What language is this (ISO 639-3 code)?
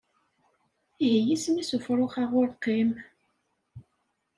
kab